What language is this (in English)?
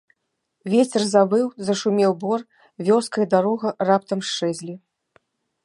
Belarusian